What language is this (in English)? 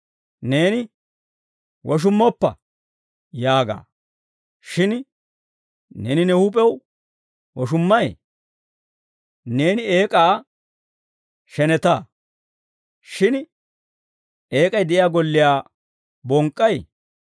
Dawro